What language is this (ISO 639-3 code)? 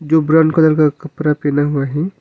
hin